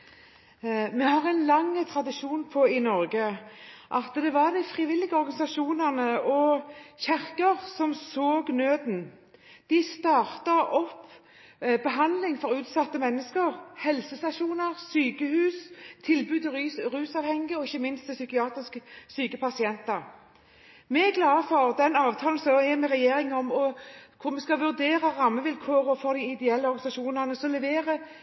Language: Norwegian Bokmål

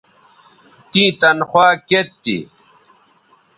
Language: Bateri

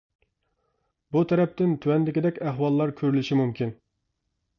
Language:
Uyghur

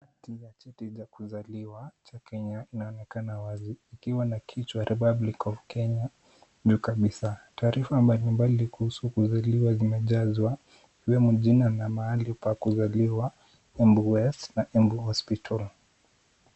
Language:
Swahili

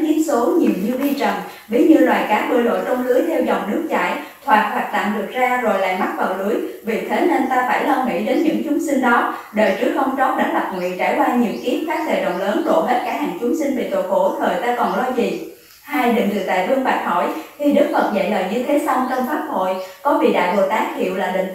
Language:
Vietnamese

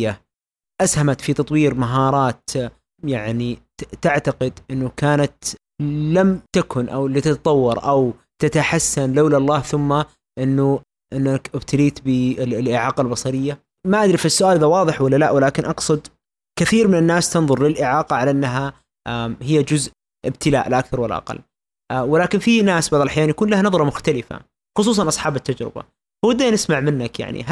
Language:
Arabic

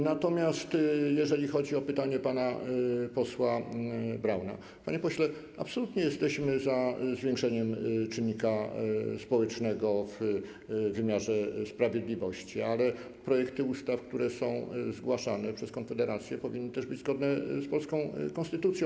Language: Polish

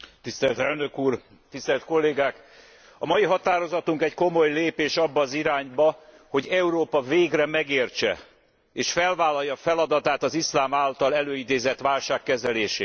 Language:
Hungarian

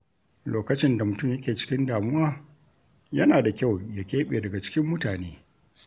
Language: Hausa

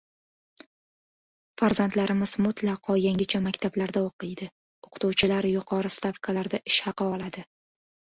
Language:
Uzbek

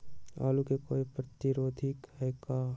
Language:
Magahi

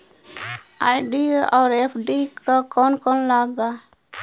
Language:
Bhojpuri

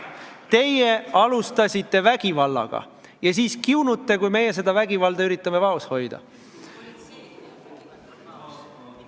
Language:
Estonian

